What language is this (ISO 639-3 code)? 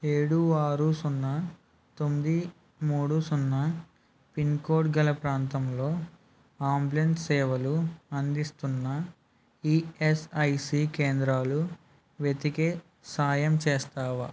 tel